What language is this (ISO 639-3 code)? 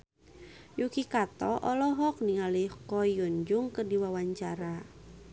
sun